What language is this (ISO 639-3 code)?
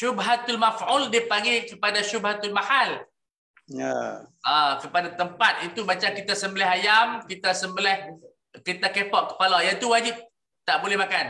msa